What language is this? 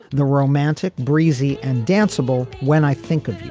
English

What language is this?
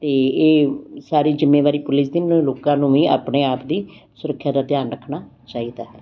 Punjabi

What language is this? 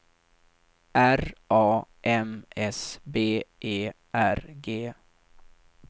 Swedish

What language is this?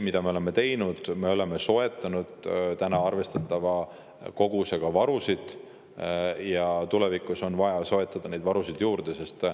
Estonian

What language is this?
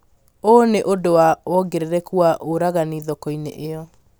Kikuyu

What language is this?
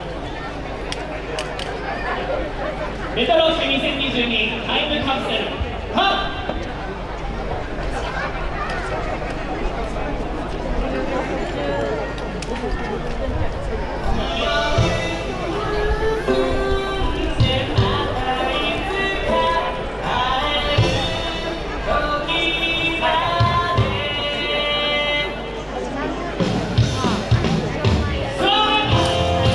Japanese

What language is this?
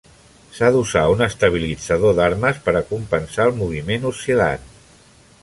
Catalan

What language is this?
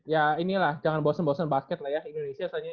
Indonesian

